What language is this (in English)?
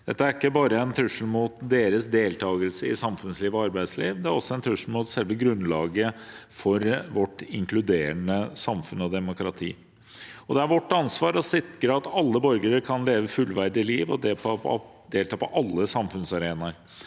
Norwegian